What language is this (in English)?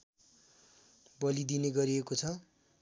Nepali